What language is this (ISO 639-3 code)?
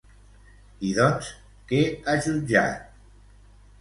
cat